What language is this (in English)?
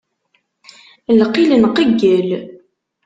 Kabyle